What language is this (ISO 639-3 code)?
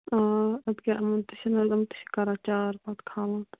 kas